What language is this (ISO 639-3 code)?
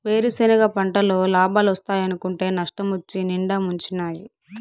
tel